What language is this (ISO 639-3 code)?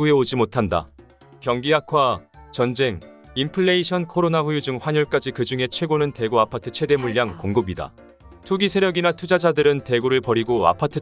kor